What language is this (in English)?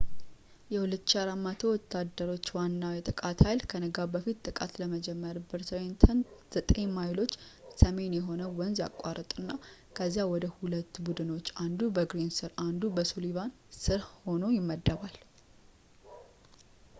Amharic